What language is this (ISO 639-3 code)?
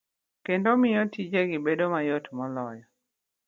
luo